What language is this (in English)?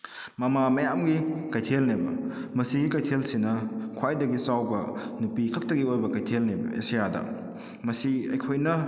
Manipuri